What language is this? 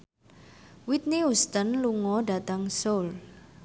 Javanese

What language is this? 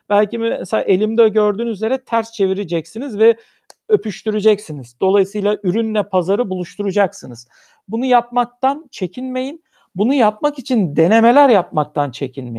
Turkish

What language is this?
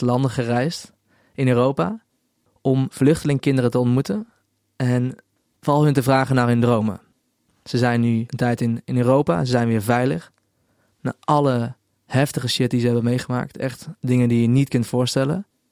Dutch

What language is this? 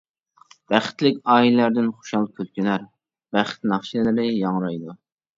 Uyghur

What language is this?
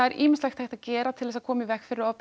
Icelandic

